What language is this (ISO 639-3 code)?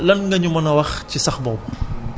wol